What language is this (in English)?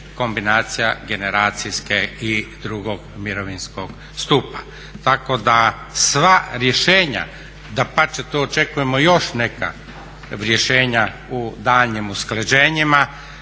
Croatian